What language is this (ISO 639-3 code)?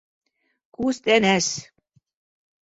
bak